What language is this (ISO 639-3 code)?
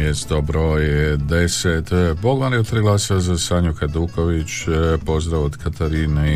hrv